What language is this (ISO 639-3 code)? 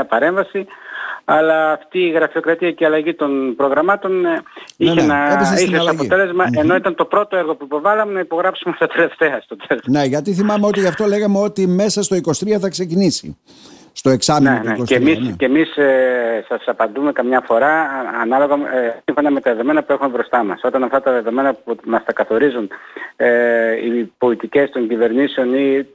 ell